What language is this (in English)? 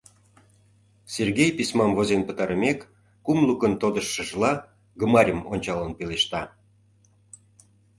Mari